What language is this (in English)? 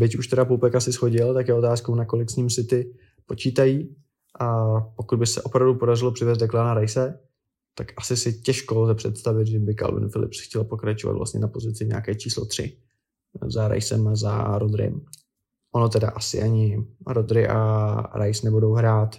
Czech